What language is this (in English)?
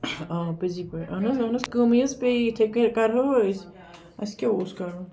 Kashmiri